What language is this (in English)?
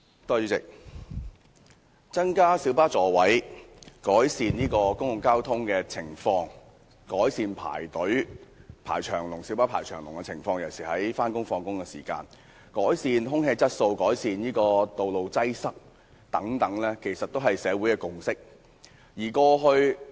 Cantonese